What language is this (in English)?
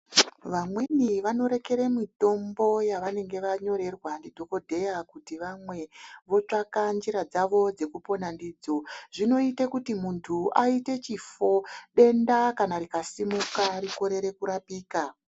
Ndau